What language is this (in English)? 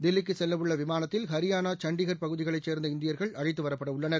Tamil